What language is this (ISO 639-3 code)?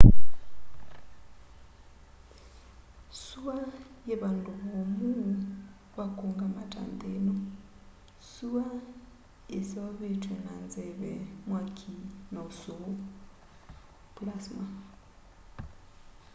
kam